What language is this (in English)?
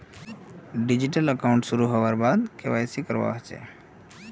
Magahi